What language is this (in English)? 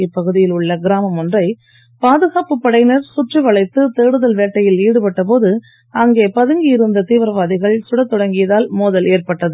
Tamil